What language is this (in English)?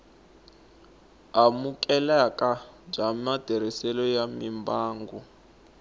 Tsonga